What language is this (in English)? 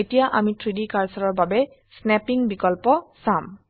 Assamese